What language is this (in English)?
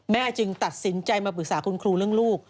Thai